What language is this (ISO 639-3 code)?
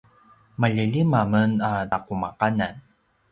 pwn